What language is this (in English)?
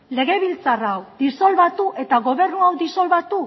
Basque